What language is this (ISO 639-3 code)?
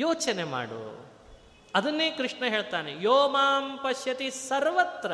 kan